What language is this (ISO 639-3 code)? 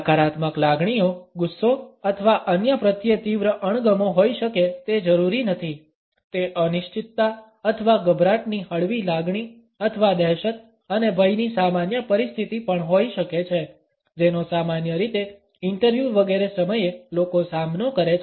guj